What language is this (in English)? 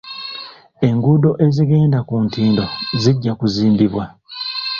Ganda